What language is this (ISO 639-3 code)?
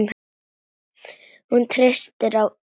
isl